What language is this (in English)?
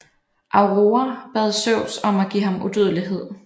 Danish